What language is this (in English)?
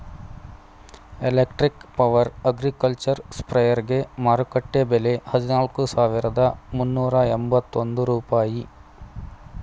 Kannada